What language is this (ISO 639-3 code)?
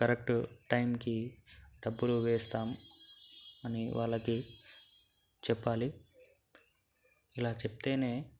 tel